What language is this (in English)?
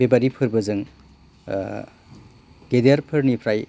Bodo